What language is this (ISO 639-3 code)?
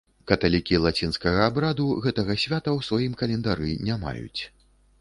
bel